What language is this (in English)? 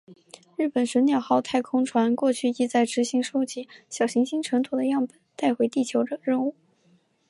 Chinese